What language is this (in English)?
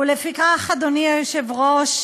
Hebrew